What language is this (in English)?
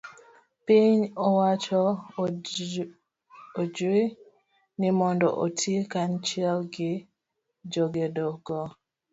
Luo (Kenya and Tanzania)